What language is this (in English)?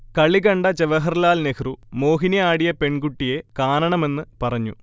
Malayalam